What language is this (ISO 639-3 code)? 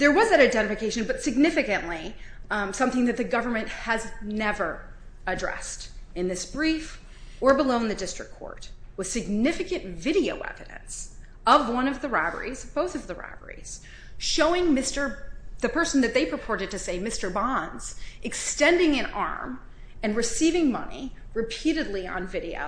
eng